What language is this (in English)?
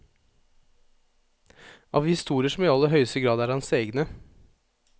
Norwegian